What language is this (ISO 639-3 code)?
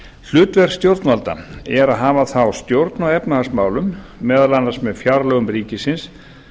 isl